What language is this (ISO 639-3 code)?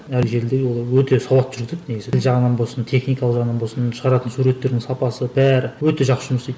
kaz